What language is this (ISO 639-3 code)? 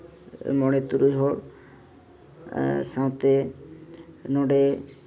sat